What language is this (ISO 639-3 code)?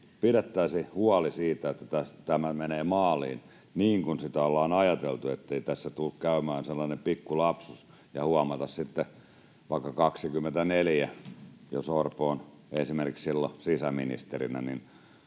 fin